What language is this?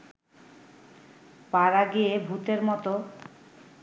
Bangla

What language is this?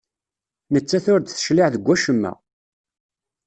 Kabyle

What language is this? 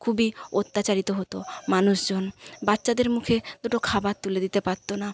Bangla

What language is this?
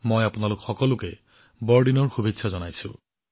Assamese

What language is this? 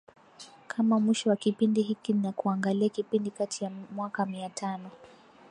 Swahili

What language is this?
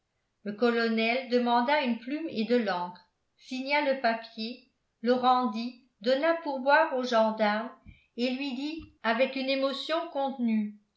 French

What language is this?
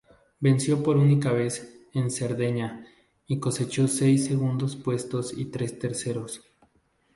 Spanish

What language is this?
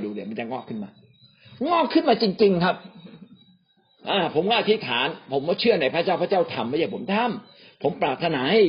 Thai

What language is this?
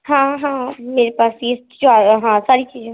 Urdu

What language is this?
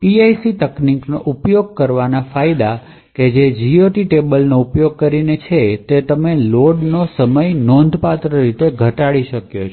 Gujarati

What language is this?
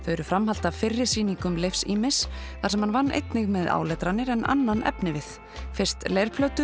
Icelandic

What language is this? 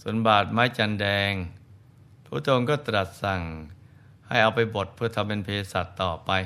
Thai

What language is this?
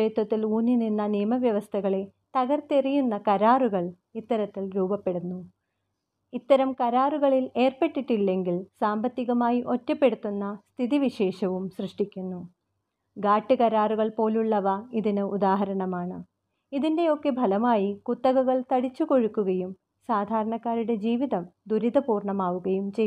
Malayalam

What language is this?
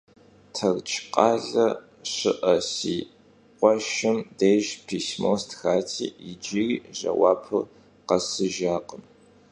Kabardian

